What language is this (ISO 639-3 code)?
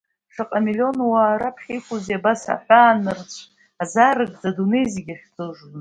abk